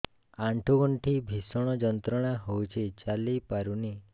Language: Odia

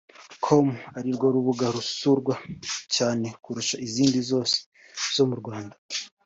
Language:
Kinyarwanda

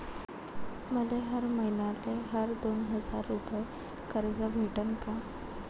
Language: Marathi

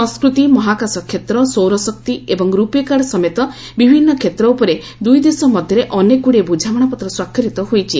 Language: Odia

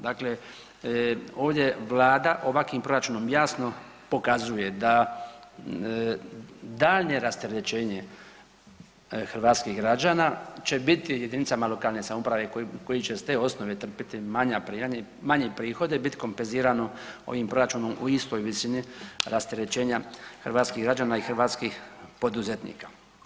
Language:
Croatian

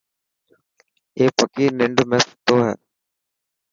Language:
Dhatki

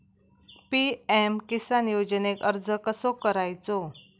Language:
Marathi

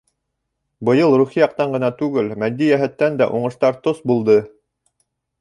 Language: Bashkir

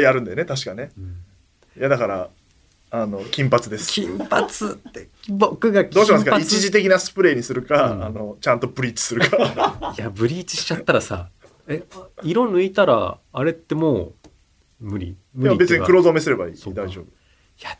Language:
Japanese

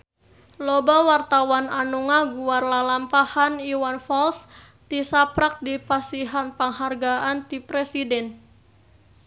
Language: Sundanese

